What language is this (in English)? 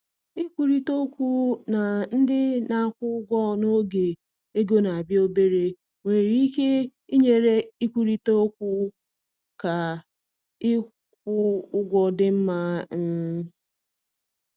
Igbo